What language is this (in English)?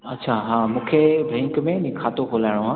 Sindhi